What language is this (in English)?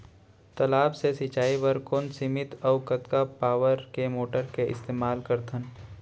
Chhattisgarhi